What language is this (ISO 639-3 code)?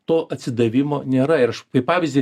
lit